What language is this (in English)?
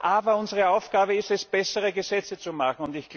German